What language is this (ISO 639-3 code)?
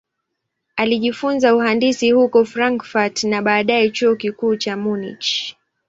swa